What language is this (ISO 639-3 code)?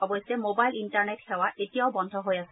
asm